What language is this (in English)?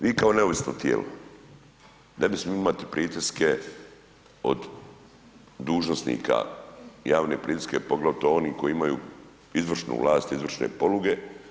Croatian